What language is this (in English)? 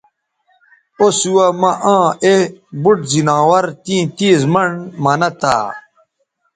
Bateri